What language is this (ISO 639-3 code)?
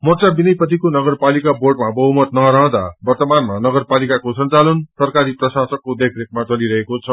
nep